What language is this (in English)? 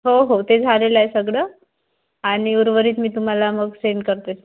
Marathi